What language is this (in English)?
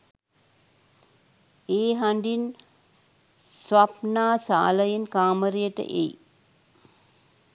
Sinhala